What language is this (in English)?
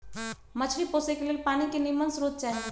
Magahi